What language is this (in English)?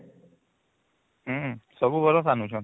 Odia